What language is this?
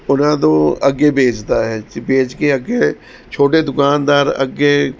Punjabi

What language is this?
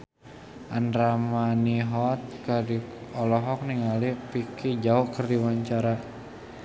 Sundanese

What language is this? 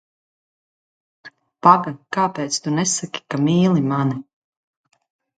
Latvian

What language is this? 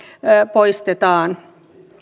Finnish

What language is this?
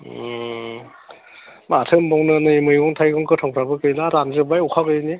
Bodo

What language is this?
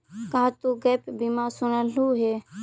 Magahi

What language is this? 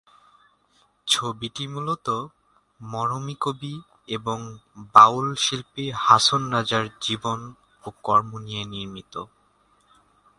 Bangla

